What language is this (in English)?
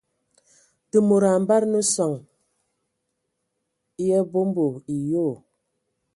Ewondo